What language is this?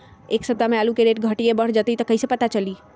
Magahi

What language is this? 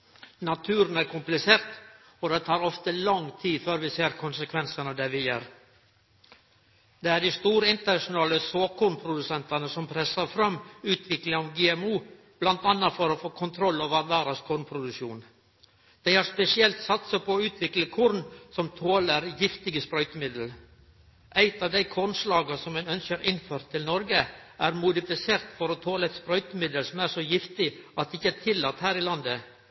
Norwegian Nynorsk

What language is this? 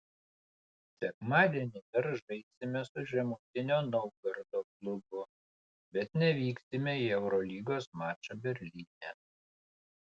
Lithuanian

